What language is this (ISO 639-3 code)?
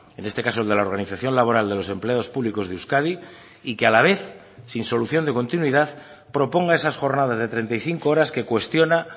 spa